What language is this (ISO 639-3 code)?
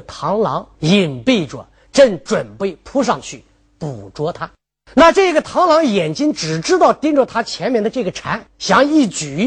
zho